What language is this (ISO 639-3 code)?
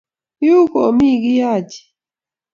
kln